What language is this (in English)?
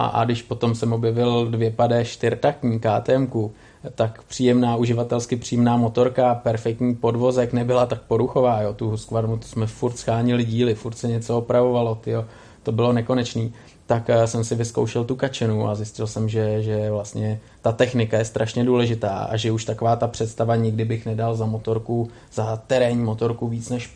Czech